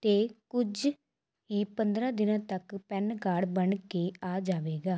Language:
Punjabi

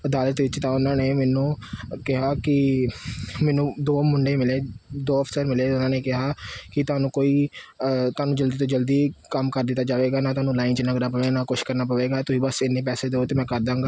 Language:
Punjabi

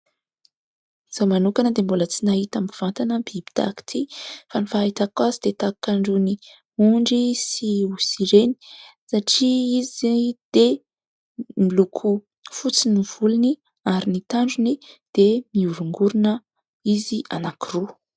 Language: Malagasy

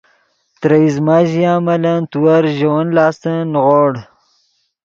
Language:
Yidgha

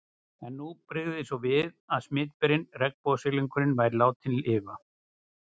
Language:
Icelandic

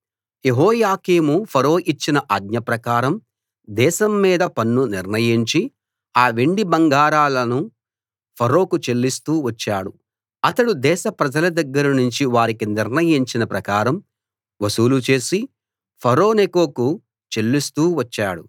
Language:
Telugu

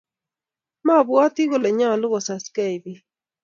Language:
Kalenjin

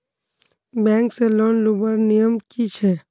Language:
Magahi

